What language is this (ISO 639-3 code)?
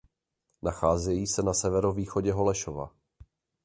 ces